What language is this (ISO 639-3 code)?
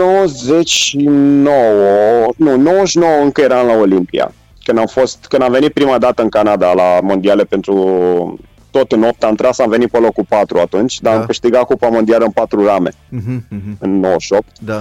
ron